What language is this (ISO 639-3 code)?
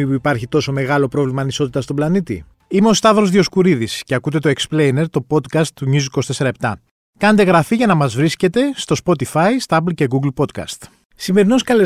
ell